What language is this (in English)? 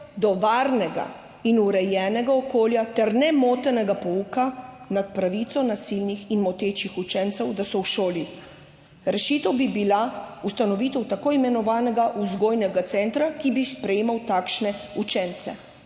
Slovenian